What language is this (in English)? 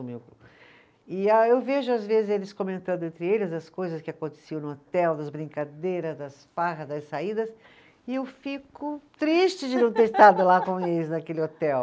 Portuguese